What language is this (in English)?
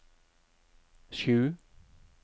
Norwegian